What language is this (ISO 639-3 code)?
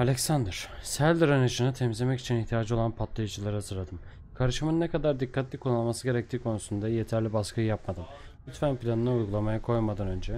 tur